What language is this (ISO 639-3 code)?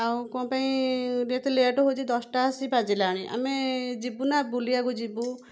ori